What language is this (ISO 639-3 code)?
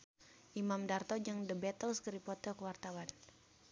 sun